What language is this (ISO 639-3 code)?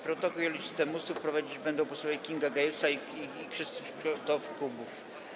pol